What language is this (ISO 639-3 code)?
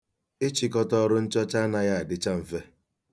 ibo